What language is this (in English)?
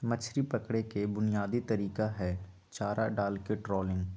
Magahi